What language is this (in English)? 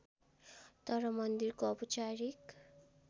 Nepali